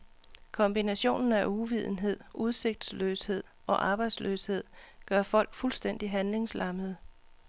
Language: Danish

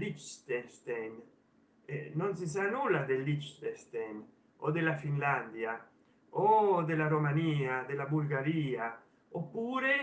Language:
Italian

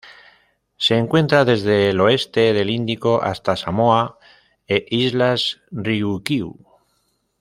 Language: Spanish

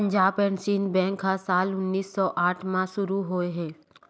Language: Chhattisgarhi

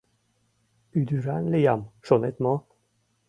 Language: Mari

